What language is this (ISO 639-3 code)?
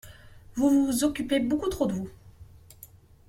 fra